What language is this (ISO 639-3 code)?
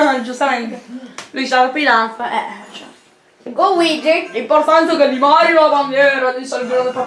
ita